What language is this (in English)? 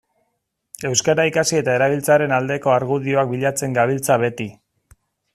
Basque